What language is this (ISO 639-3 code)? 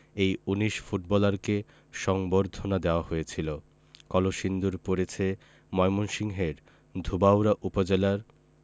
ben